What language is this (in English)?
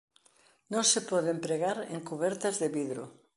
Galician